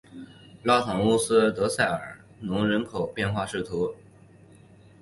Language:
Chinese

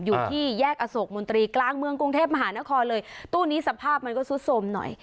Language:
Thai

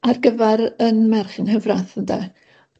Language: Welsh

